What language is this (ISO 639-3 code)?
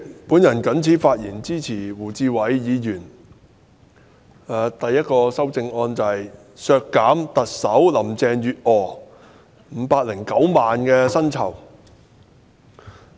yue